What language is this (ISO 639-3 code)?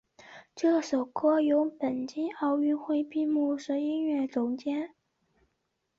zho